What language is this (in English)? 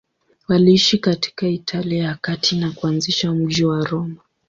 Swahili